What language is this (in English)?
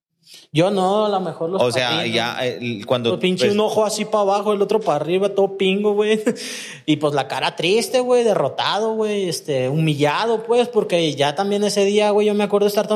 Spanish